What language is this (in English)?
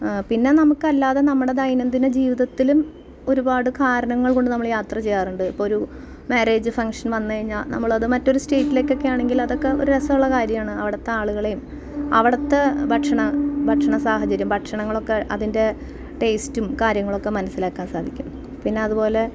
Malayalam